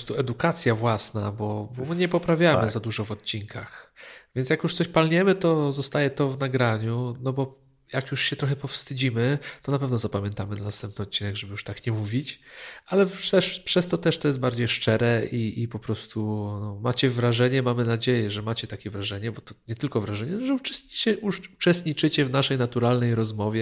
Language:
Polish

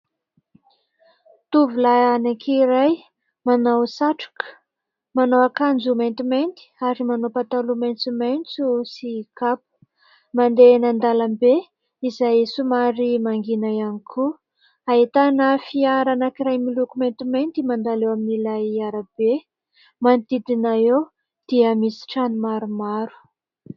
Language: Malagasy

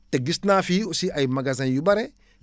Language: Wolof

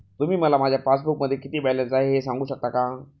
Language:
Marathi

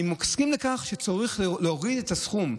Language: Hebrew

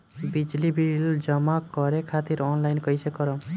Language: Bhojpuri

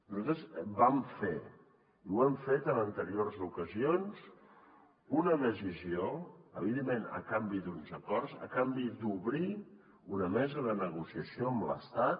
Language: Catalan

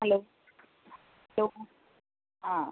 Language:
Marathi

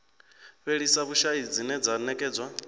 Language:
Venda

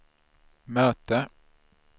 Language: Swedish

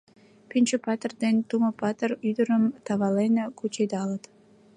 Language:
Mari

